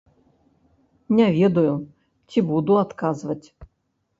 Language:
Belarusian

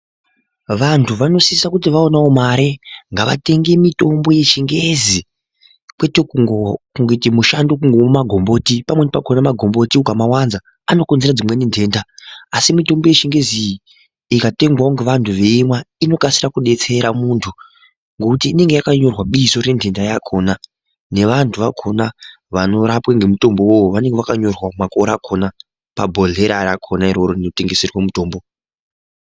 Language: Ndau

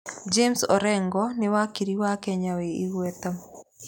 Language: Kikuyu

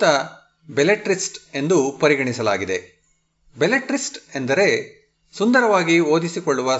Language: Kannada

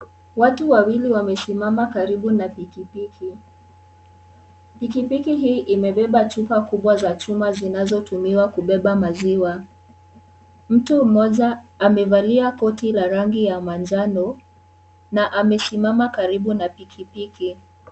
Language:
Swahili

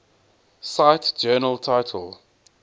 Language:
English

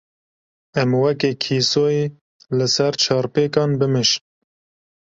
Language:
Kurdish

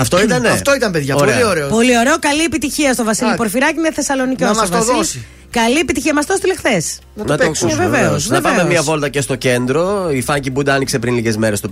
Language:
Greek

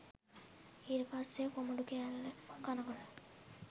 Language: Sinhala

